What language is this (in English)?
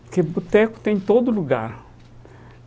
Portuguese